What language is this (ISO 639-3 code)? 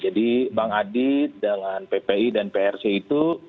ind